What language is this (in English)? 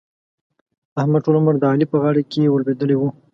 Pashto